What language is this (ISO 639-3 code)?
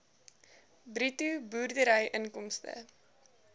afr